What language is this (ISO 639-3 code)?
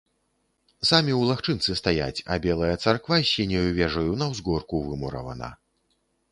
bel